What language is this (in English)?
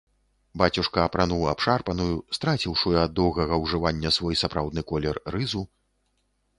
Belarusian